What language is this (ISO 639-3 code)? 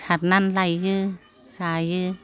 brx